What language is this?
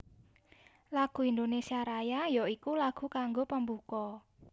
Javanese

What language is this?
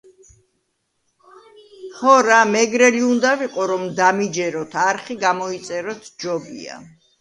Georgian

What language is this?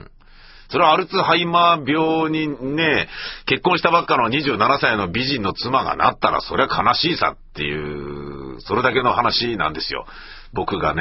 Japanese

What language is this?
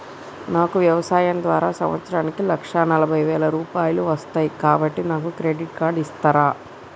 Telugu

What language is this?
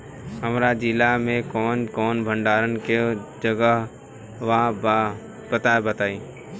Bhojpuri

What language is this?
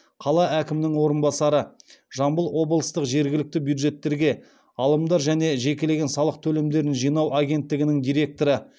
Kazakh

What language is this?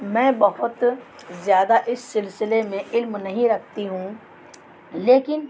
Urdu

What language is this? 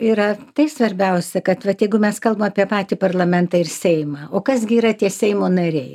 Lithuanian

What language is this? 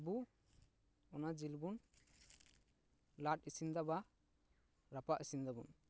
Santali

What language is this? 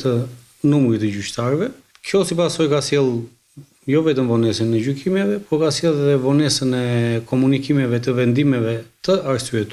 Romanian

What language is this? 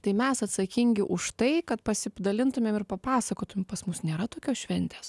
Lithuanian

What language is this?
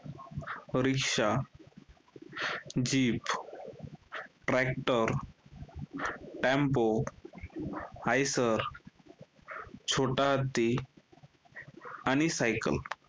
Marathi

